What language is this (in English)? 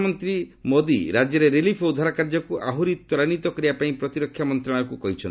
Odia